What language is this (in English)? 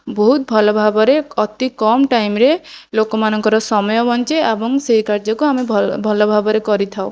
Odia